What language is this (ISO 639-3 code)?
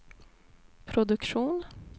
swe